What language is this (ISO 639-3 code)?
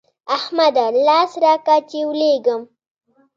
pus